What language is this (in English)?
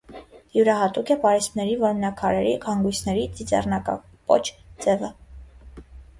Armenian